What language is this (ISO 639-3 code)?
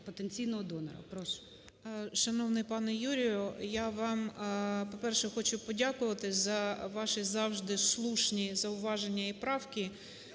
ukr